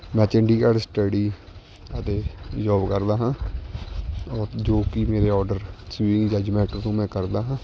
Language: Punjabi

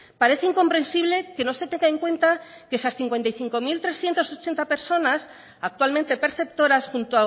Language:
Spanish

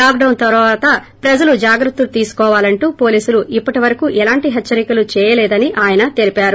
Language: Telugu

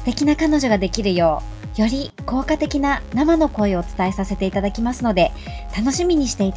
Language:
Japanese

